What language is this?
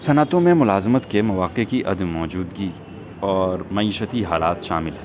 Urdu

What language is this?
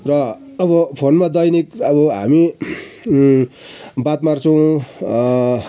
Nepali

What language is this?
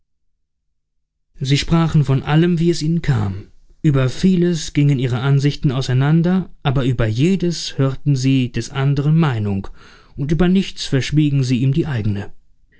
German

